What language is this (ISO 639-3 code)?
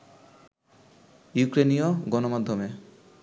ben